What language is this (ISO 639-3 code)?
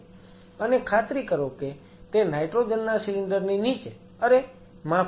guj